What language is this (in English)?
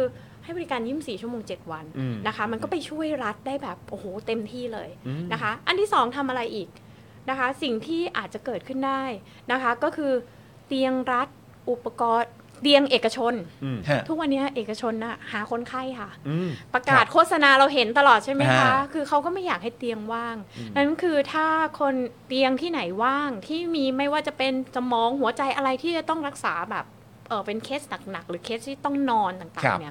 Thai